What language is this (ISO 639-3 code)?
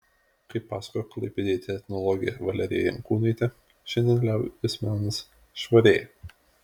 lit